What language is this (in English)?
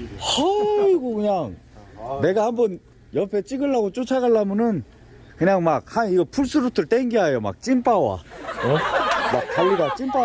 Korean